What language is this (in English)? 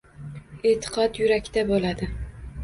Uzbek